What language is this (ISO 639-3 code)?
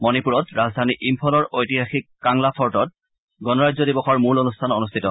asm